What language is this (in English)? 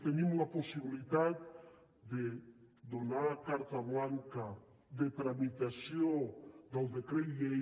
Catalan